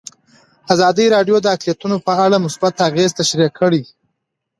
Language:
Pashto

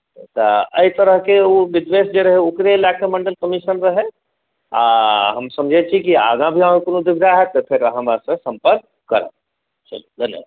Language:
Maithili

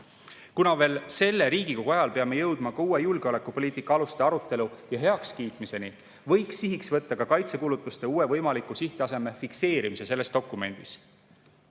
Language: Estonian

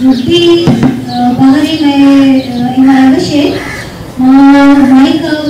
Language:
Hindi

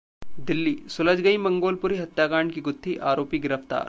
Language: Hindi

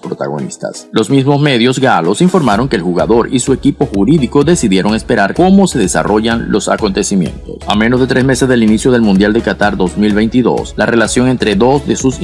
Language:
Spanish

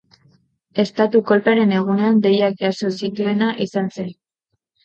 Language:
Basque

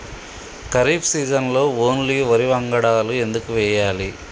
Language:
Telugu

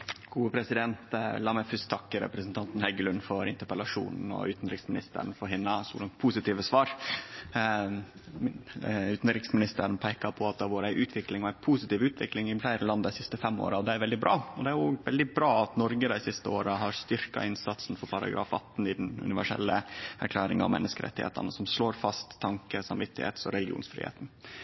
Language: Norwegian Nynorsk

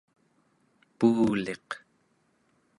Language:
Central Yupik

